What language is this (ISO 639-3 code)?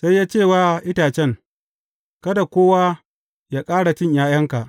hau